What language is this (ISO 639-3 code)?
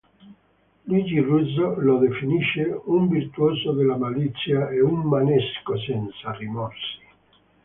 ita